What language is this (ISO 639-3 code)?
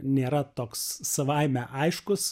lit